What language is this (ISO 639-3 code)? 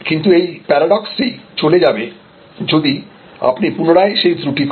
ben